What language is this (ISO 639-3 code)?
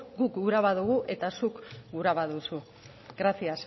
eus